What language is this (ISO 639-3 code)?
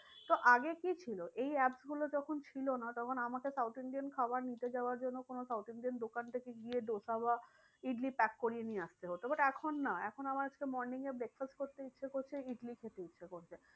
ben